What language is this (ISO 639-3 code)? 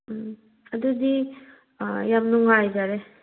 mni